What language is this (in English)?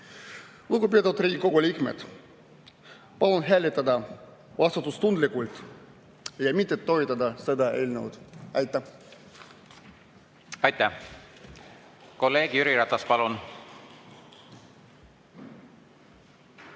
Estonian